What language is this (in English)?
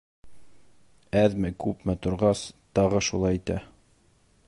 Bashkir